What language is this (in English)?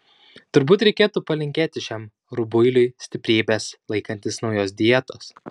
Lithuanian